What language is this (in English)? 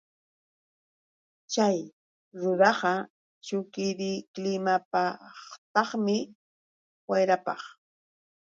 Yauyos Quechua